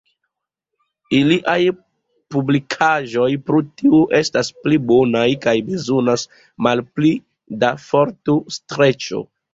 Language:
Esperanto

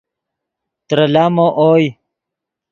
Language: Yidgha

